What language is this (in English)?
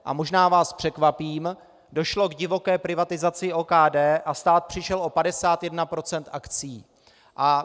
Czech